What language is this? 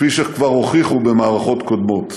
Hebrew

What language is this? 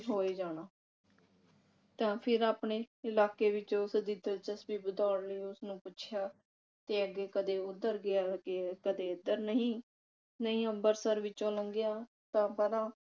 Punjabi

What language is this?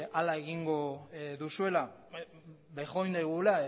Basque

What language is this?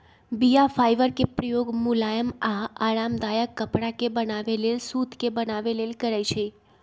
Magahi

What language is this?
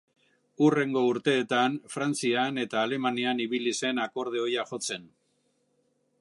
Basque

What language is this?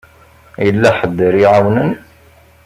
Kabyle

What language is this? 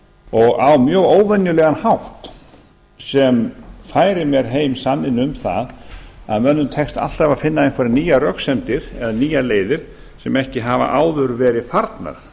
Icelandic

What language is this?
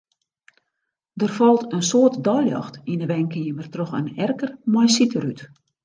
Western Frisian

